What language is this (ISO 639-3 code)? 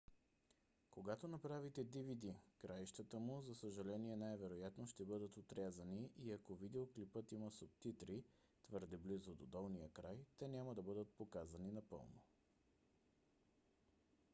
bul